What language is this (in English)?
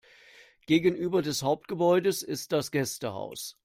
German